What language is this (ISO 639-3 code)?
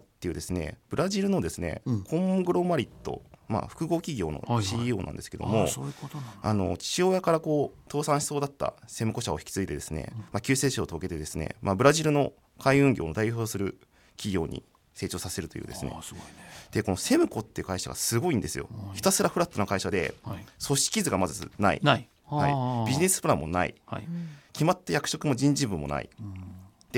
jpn